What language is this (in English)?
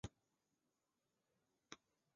Chinese